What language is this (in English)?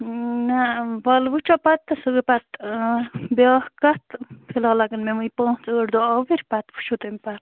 Kashmiri